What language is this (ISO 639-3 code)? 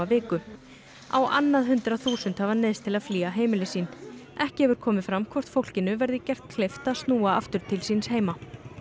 isl